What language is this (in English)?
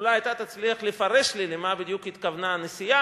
Hebrew